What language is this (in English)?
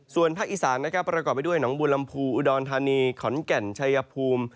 Thai